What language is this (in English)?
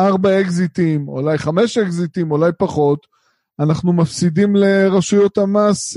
Hebrew